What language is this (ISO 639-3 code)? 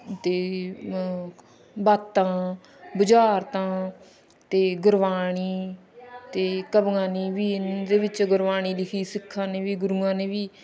pan